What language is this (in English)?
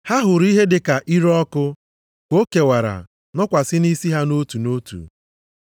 Igbo